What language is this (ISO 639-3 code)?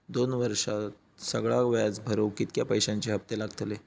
mar